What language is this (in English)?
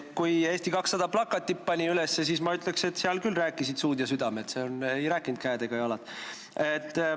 Estonian